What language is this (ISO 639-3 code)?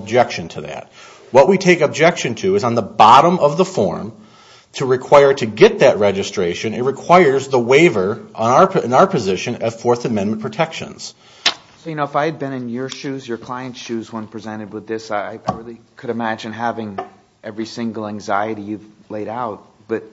eng